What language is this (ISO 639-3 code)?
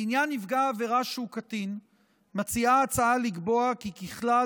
heb